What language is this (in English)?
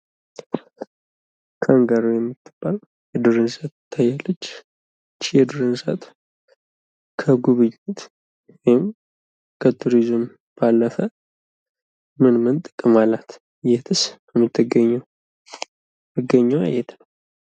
Amharic